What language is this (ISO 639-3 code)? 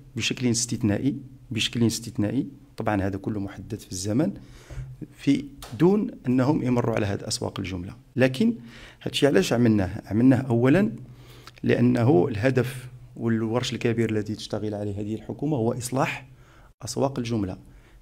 ara